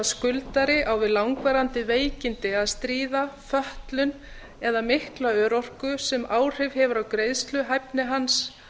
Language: Icelandic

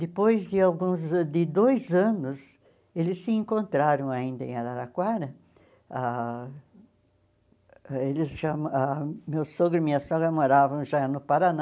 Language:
Portuguese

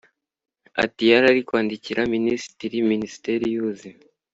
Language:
Kinyarwanda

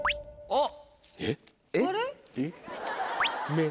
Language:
Japanese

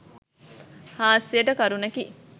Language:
Sinhala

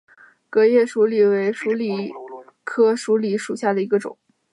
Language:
Chinese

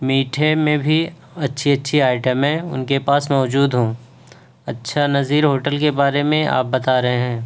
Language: Urdu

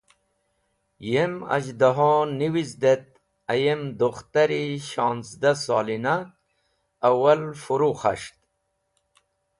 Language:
Wakhi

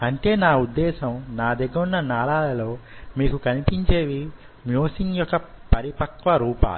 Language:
Telugu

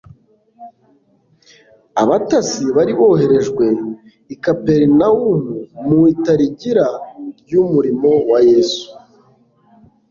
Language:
Kinyarwanda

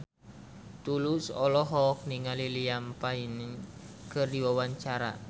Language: Sundanese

